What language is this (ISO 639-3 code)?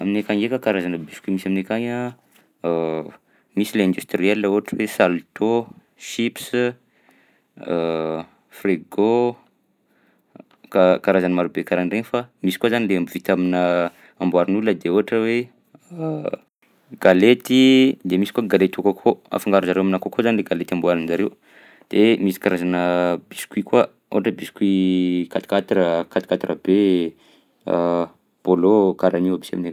bzc